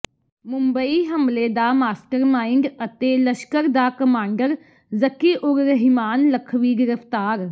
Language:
Punjabi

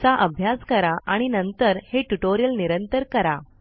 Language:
Marathi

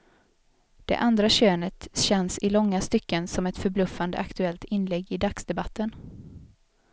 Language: Swedish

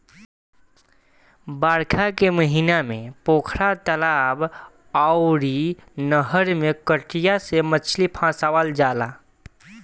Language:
Bhojpuri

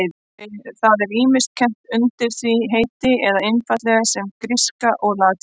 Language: Icelandic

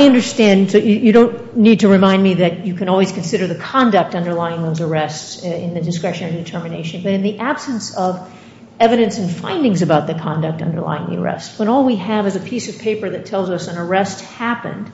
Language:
English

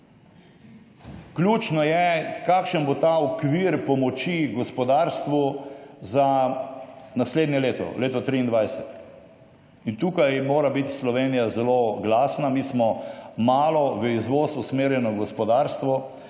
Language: Slovenian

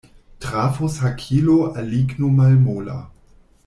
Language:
Esperanto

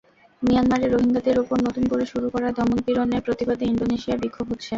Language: Bangla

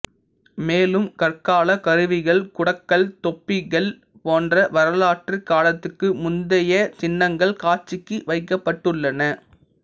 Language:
Tamil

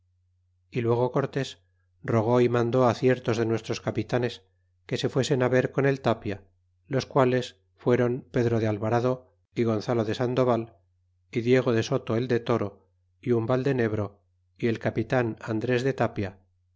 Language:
Spanish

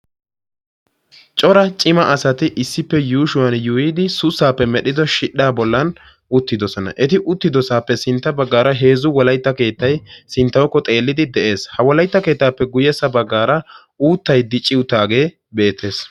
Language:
Wolaytta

